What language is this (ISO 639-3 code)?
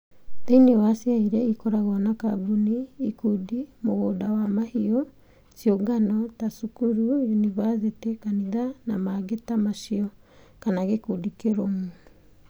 kik